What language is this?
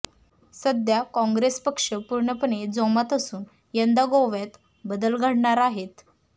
Marathi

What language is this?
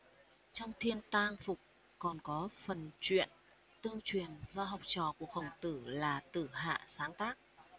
Vietnamese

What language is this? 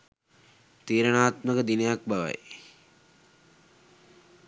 Sinhala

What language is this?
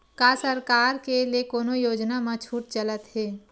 Chhattisgarhi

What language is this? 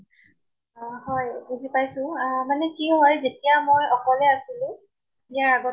Assamese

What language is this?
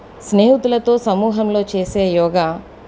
Telugu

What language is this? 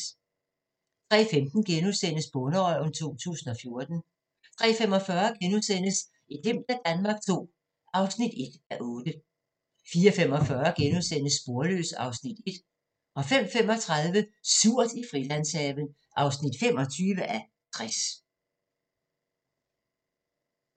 Danish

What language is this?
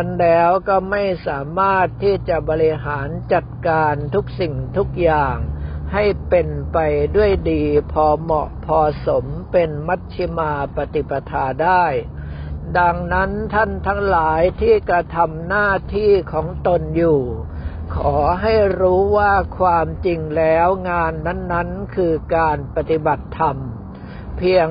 Thai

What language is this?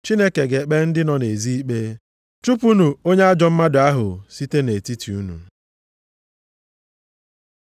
Igbo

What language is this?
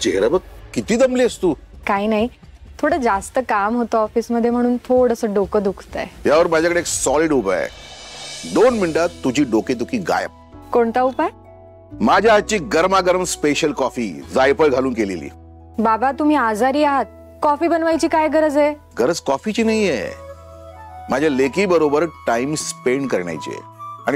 Marathi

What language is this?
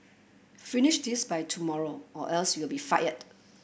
English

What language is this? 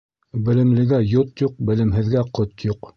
Bashkir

